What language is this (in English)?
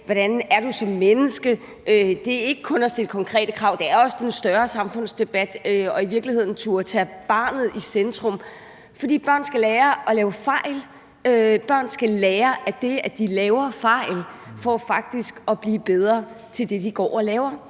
Danish